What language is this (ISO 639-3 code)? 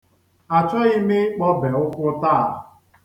ibo